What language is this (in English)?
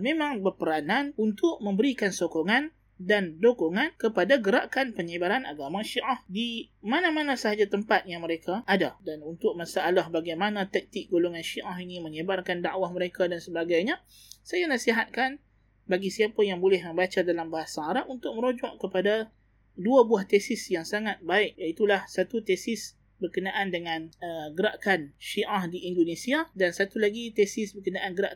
Malay